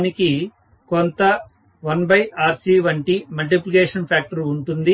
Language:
Telugu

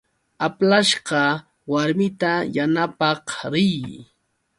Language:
Yauyos Quechua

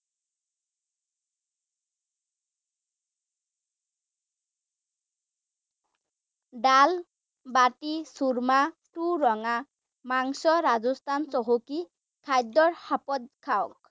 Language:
Assamese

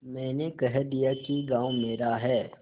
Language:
Hindi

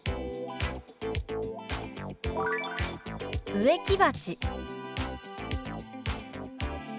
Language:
Japanese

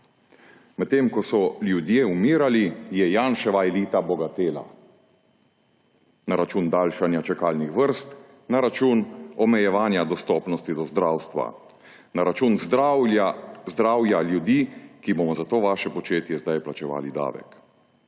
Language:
Slovenian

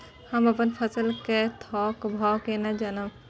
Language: Maithili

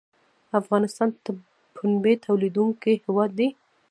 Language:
Pashto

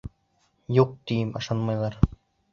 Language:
Bashkir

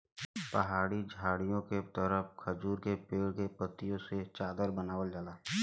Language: Bhojpuri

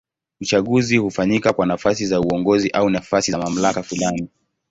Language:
Swahili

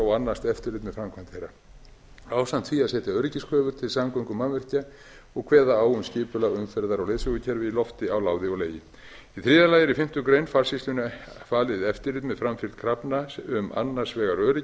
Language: Icelandic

